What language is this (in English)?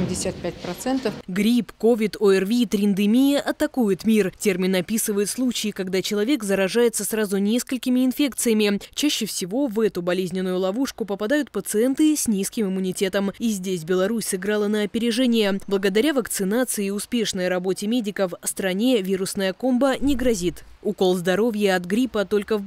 Russian